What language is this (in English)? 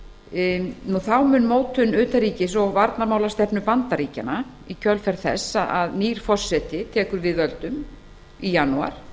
Icelandic